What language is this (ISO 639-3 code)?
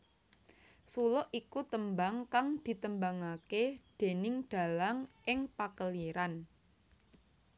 jav